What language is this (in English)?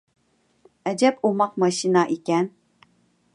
Uyghur